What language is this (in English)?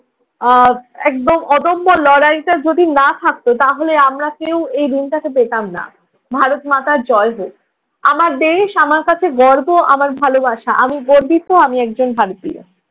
Bangla